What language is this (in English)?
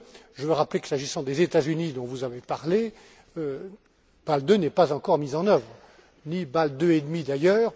French